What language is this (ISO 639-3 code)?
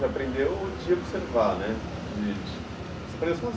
por